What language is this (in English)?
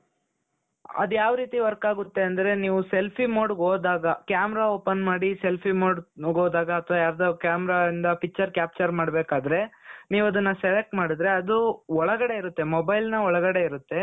Kannada